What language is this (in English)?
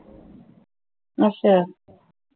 Punjabi